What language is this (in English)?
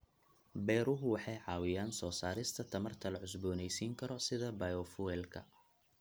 Somali